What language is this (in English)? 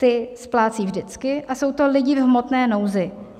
Czech